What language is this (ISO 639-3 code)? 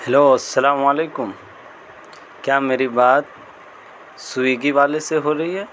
urd